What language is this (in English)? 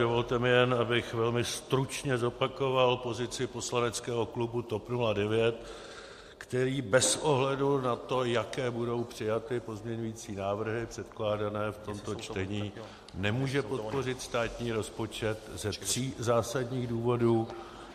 Czech